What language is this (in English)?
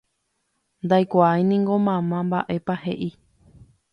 Guarani